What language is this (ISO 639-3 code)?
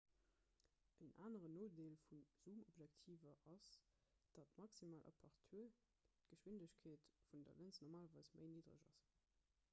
ltz